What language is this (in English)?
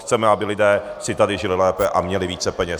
Czech